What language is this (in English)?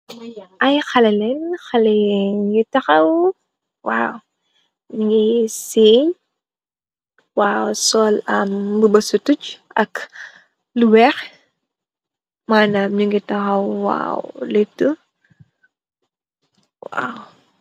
Wolof